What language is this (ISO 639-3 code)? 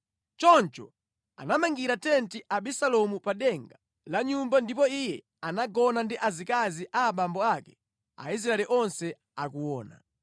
nya